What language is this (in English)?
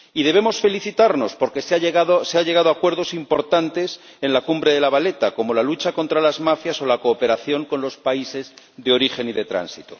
Spanish